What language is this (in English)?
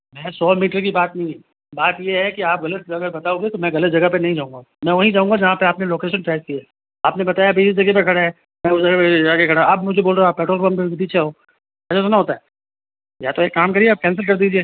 Hindi